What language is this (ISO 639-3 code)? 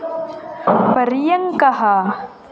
san